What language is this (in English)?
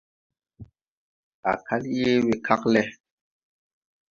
Tupuri